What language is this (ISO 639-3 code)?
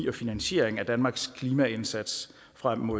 dan